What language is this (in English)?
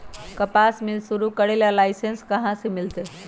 Magahi